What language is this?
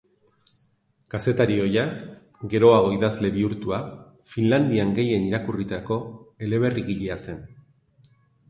Basque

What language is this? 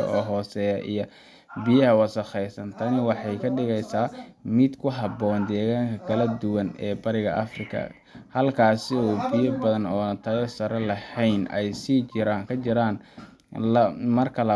Somali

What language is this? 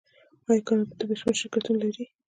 Pashto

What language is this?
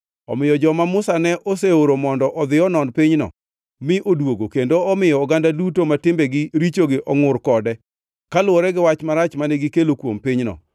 Luo (Kenya and Tanzania)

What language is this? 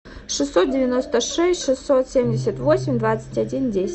Russian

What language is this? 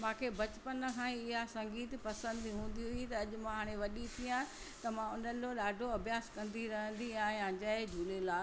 Sindhi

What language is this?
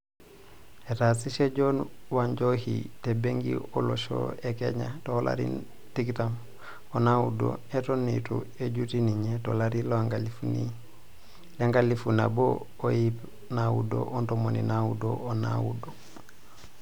Masai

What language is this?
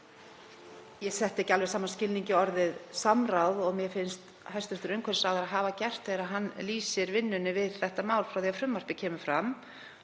Icelandic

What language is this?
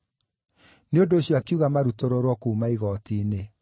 Kikuyu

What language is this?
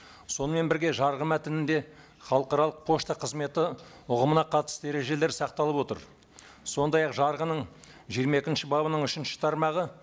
Kazakh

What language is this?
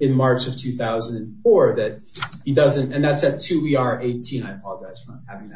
English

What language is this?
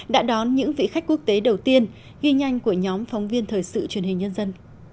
Vietnamese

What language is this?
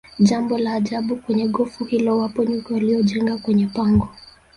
Swahili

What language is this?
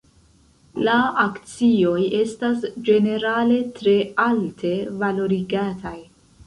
Esperanto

